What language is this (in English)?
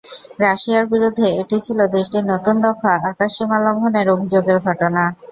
Bangla